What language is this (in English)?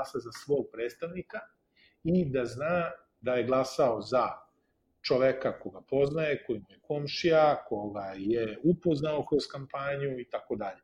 Croatian